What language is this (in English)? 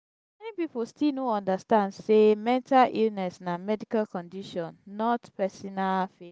Nigerian Pidgin